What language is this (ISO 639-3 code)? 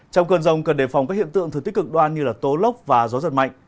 vie